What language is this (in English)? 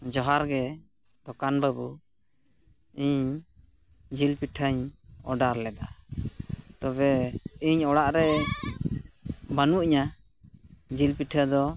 Santali